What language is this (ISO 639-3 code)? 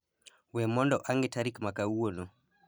luo